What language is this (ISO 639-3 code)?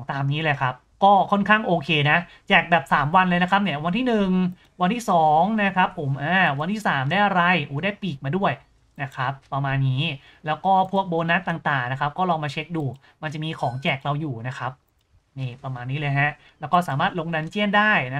tha